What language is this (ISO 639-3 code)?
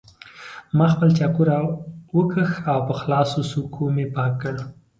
pus